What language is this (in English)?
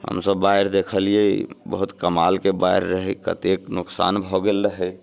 Maithili